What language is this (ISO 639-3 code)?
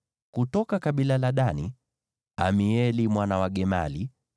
swa